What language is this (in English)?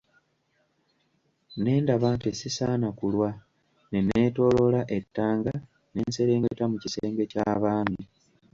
Ganda